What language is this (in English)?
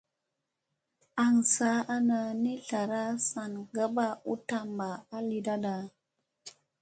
Musey